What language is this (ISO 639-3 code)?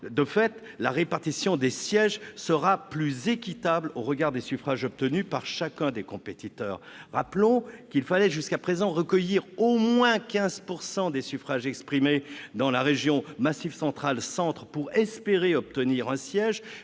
fra